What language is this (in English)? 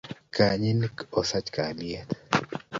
Kalenjin